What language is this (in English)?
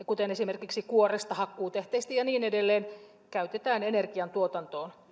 Finnish